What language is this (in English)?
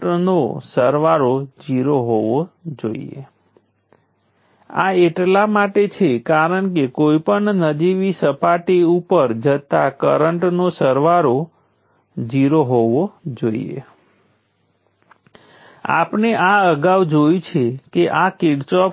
Gujarati